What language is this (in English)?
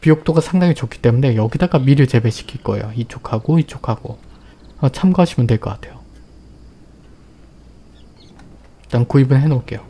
Korean